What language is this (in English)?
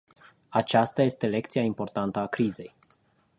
Romanian